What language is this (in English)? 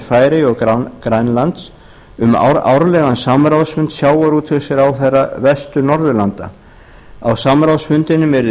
Icelandic